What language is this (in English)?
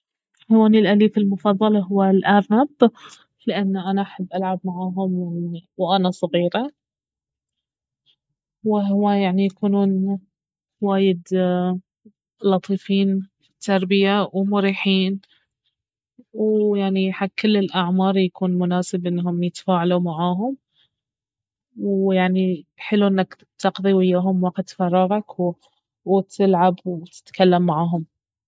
Baharna Arabic